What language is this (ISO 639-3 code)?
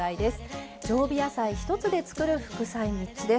jpn